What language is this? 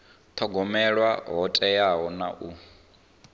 Venda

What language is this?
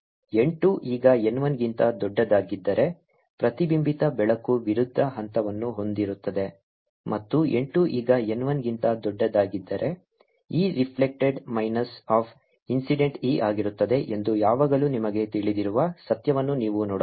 Kannada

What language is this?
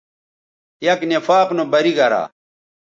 Bateri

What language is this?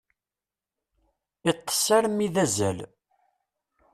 Kabyle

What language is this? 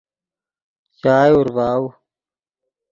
Yidgha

